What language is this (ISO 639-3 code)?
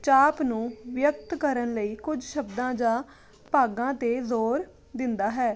pan